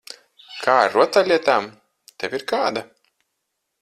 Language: Latvian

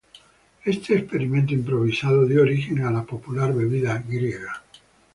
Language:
Spanish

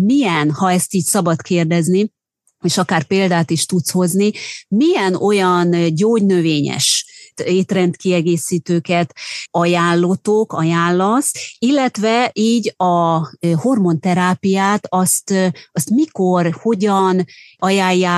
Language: Hungarian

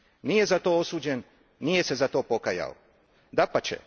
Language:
Croatian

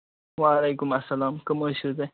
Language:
Kashmiri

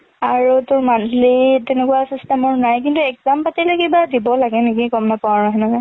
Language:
Assamese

